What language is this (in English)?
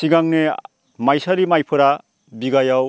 Bodo